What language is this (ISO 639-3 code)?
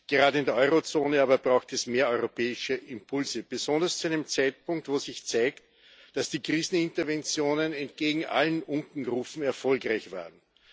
deu